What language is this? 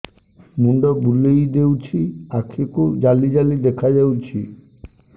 Odia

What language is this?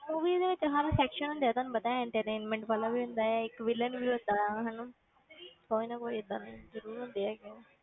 Punjabi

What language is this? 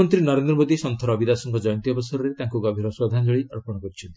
Odia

